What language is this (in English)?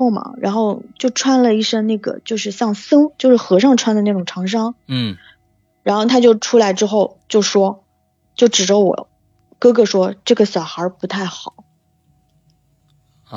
Chinese